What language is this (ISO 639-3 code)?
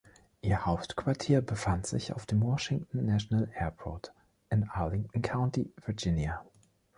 deu